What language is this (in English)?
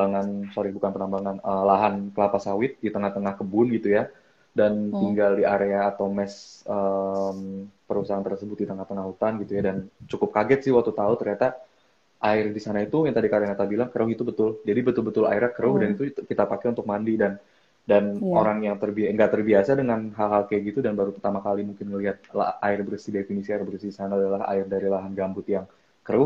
Indonesian